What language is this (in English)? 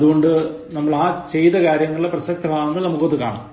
Malayalam